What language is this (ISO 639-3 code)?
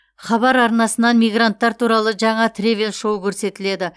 kaz